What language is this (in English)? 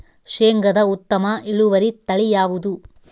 Kannada